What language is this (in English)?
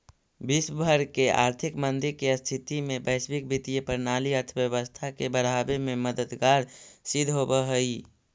Magahi